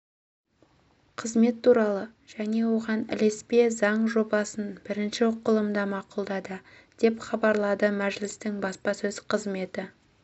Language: Kazakh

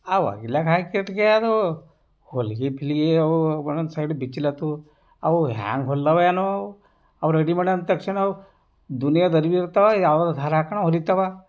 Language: Kannada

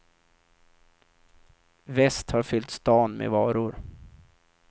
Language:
Swedish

